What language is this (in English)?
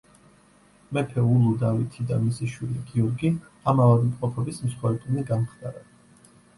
Georgian